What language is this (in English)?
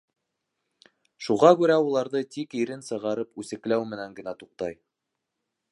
Bashkir